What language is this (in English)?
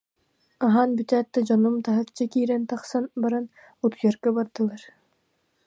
Yakut